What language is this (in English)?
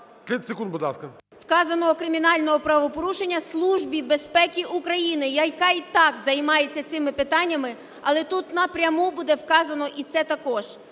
Ukrainian